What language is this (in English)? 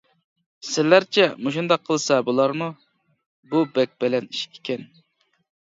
Uyghur